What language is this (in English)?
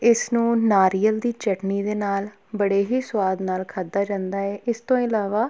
Punjabi